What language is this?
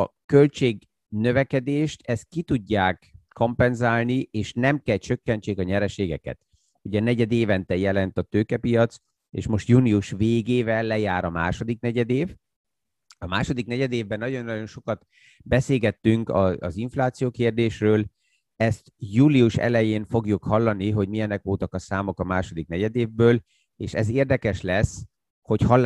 Hungarian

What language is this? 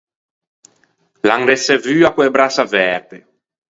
Ligurian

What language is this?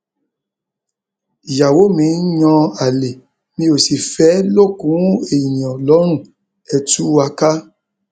Yoruba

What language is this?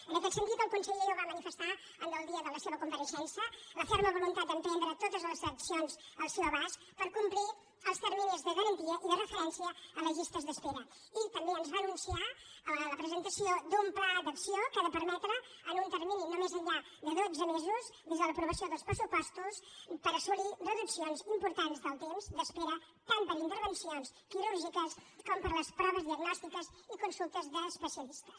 Catalan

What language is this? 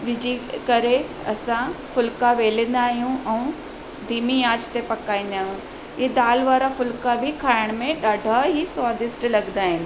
Sindhi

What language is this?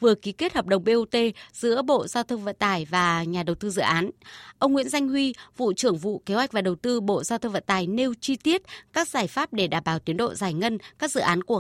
Vietnamese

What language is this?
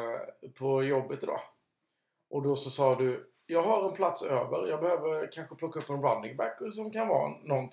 Swedish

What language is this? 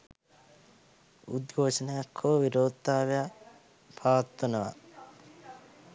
Sinhala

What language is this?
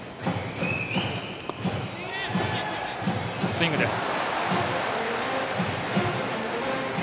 Japanese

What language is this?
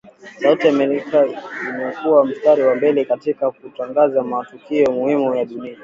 Swahili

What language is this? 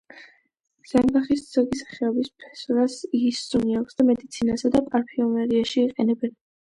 Georgian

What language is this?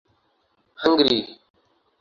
Urdu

